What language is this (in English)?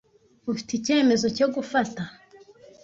Kinyarwanda